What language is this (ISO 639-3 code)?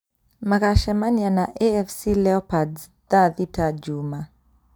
kik